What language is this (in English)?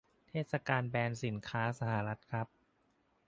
Thai